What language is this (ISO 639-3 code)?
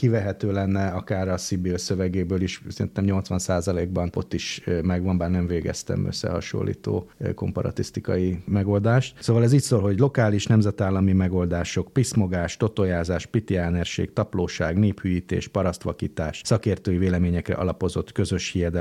hun